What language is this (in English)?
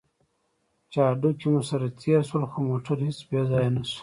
Pashto